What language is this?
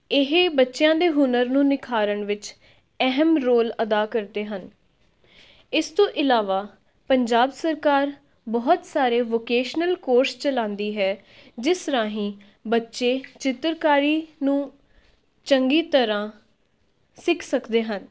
Punjabi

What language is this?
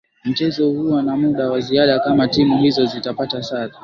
Swahili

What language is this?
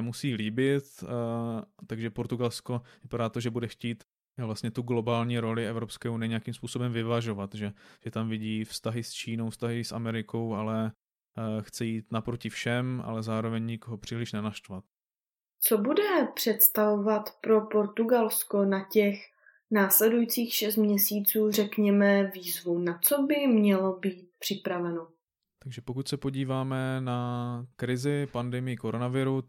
Czech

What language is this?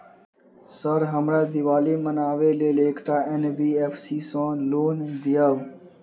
Maithili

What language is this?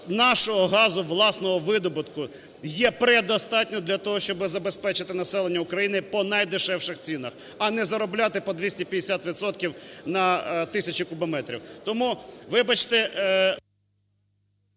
Ukrainian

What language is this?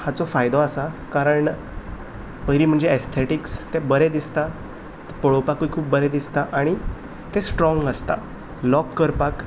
Konkani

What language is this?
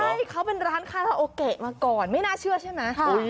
Thai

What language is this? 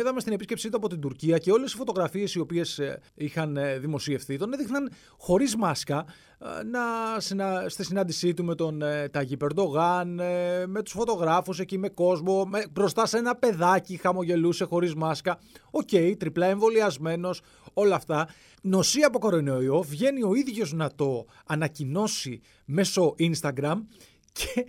Greek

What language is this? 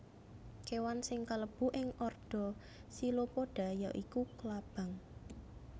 Javanese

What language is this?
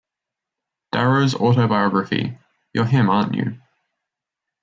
English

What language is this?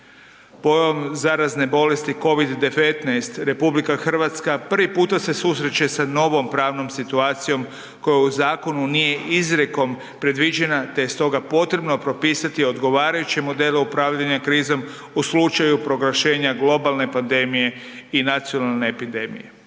Croatian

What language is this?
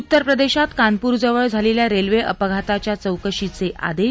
Marathi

